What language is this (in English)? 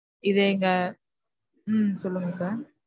Tamil